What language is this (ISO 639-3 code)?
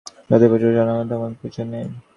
ben